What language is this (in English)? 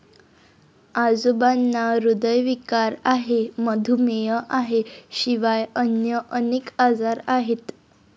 Marathi